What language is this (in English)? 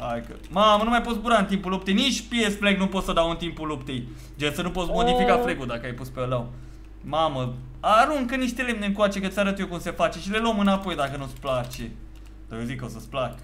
Romanian